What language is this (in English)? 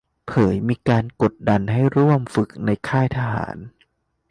Thai